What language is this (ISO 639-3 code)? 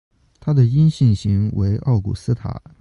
zho